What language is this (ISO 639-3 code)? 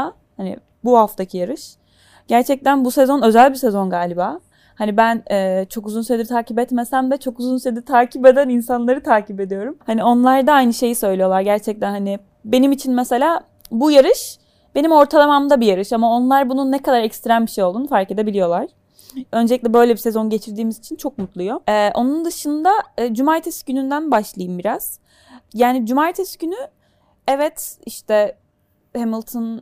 tur